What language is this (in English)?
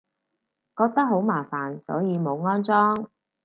Cantonese